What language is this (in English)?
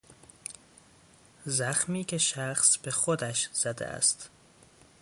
Persian